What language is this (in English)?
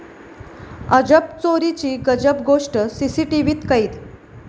Marathi